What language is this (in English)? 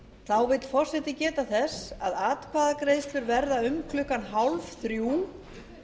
Icelandic